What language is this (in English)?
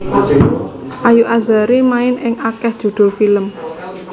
Javanese